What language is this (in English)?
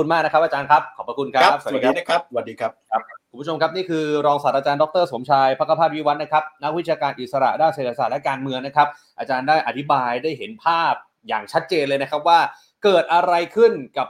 Thai